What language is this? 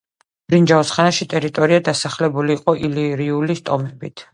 Georgian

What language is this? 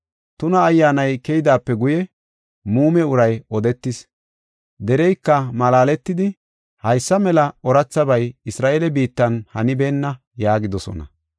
Gofa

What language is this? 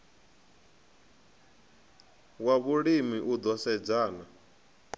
Venda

